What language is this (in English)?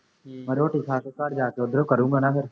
Punjabi